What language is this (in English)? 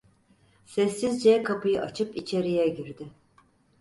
Turkish